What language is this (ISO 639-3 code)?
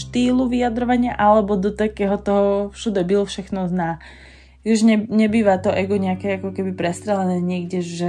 slk